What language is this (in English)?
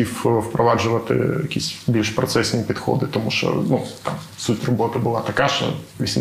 Ukrainian